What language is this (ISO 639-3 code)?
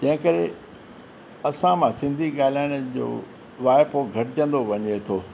snd